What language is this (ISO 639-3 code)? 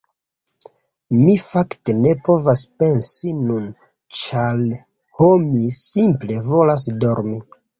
epo